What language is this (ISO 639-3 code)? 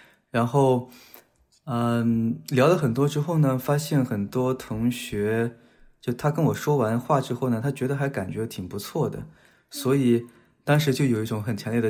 zho